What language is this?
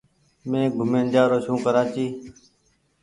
Goaria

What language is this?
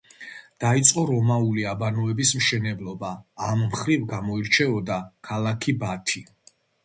Georgian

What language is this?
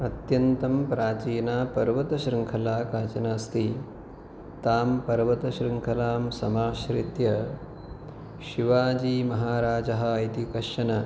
Sanskrit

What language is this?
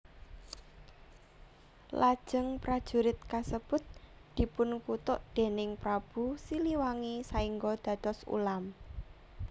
Javanese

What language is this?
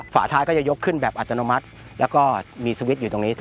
Thai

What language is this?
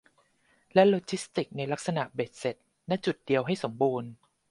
Thai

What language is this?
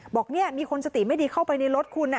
Thai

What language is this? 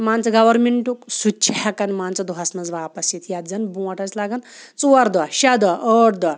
Kashmiri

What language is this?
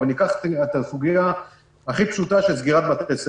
Hebrew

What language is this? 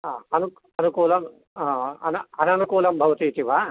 Sanskrit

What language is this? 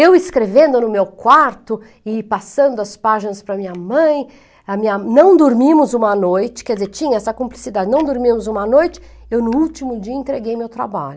Portuguese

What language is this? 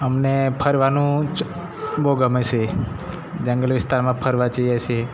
Gujarati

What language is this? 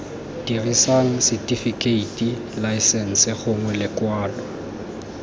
Tswana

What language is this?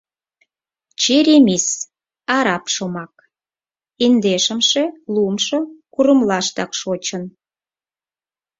Mari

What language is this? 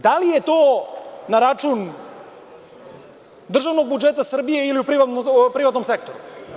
Serbian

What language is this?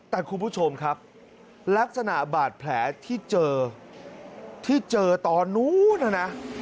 Thai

